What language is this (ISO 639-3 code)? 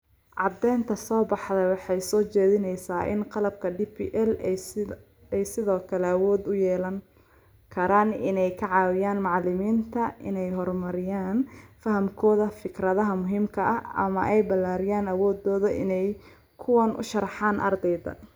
som